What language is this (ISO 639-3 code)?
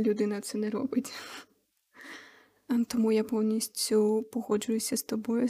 ukr